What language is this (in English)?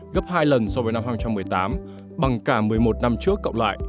Vietnamese